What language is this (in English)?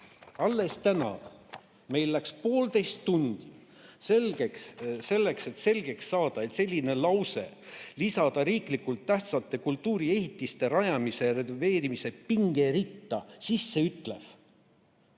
Estonian